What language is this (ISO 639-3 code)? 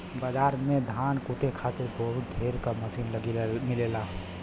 bho